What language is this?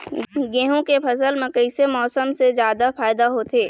Chhattisgarhi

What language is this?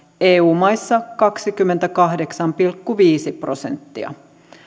Finnish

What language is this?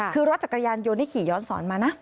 Thai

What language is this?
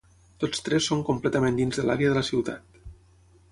Catalan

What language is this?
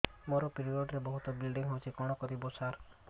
Odia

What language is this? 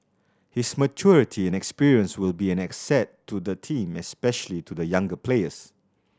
English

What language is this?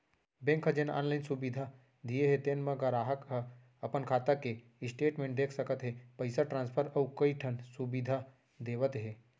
Chhattisgarhi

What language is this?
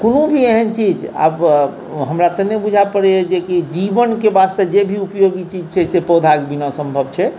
Maithili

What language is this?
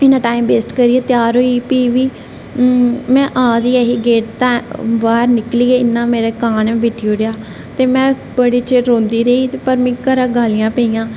Dogri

